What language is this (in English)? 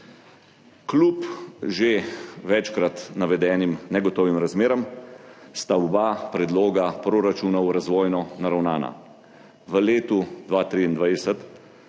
Slovenian